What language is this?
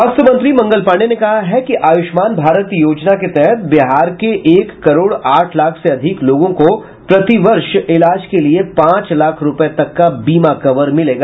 Hindi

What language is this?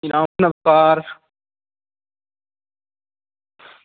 Dogri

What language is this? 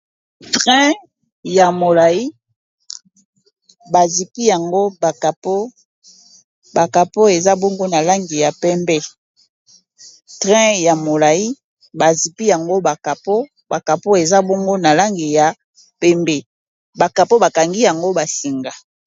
Lingala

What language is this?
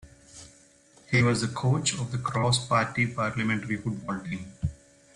English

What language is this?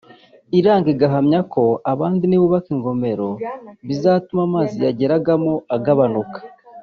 Kinyarwanda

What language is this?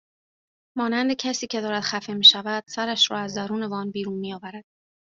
Persian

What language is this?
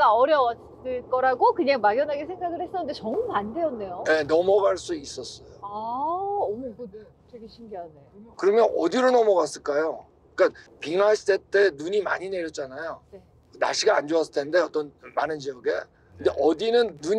Korean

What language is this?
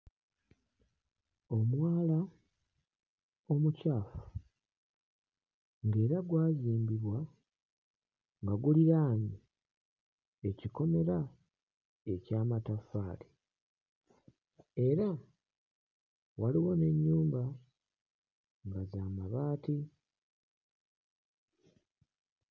Ganda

